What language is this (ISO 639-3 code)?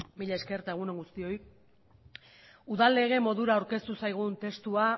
eus